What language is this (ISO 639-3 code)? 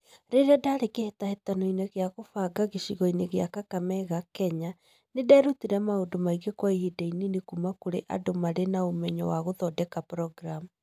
kik